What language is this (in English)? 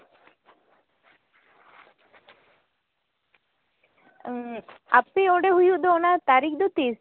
Santali